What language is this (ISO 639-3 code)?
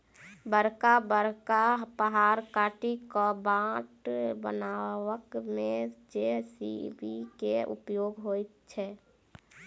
mai